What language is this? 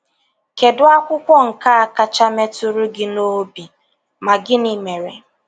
Igbo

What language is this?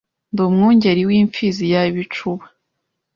Kinyarwanda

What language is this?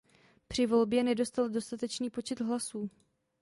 Czech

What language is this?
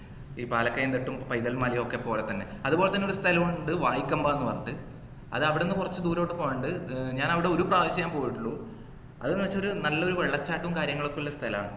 Malayalam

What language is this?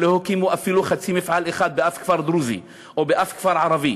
Hebrew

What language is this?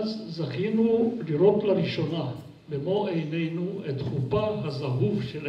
Hebrew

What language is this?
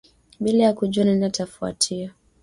Swahili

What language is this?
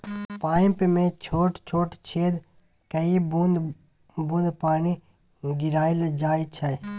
Maithili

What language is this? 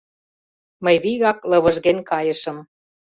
Mari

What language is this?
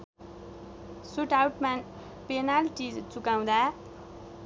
Nepali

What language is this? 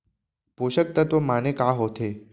Chhattisgarhi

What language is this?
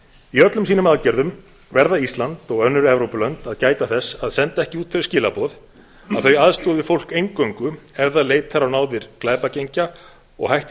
Icelandic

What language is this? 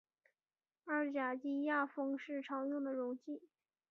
Chinese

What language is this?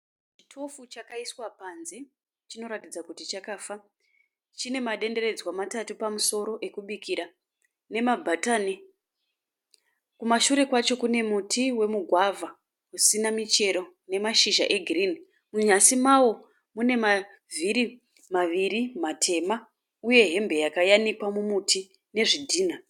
Shona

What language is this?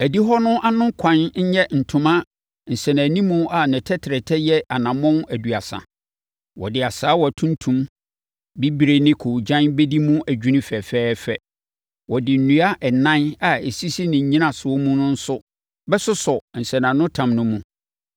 Akan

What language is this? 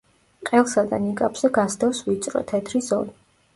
Georgian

